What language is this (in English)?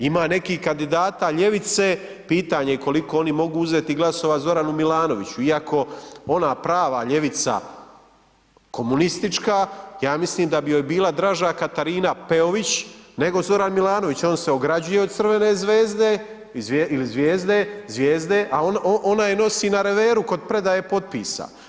Croatian